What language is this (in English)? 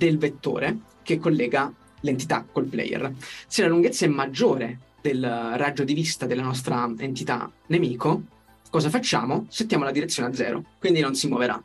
Italian